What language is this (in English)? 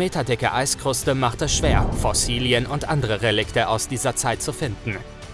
German